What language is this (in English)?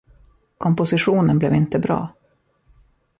Swedish